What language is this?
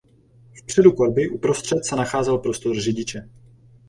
Czech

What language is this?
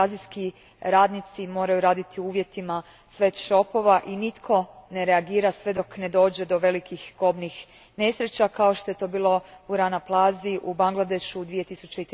Croatian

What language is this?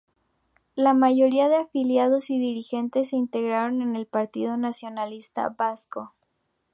Spanish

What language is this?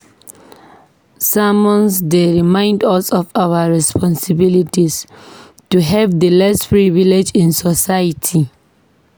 Nigerian Pidgin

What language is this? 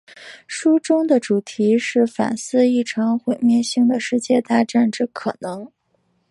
Chinese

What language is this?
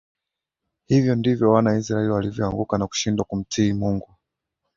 Swahili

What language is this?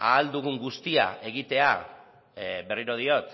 Basque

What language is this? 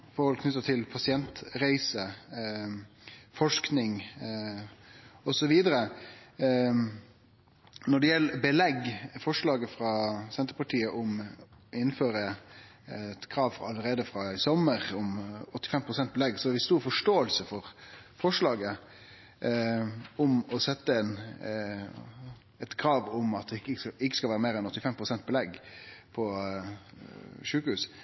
Norwegian Nynorsk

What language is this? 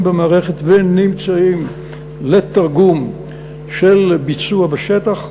Hebrew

